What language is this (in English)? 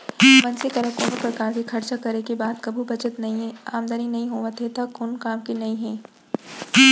Chhattisgarhi